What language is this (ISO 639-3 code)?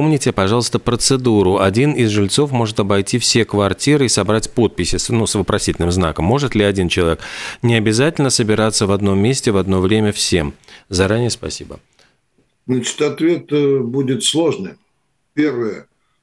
rus